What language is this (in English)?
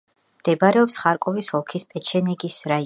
Georgian